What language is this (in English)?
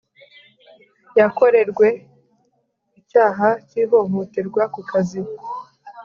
Kinyarwanda